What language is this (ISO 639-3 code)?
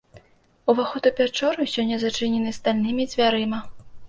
bel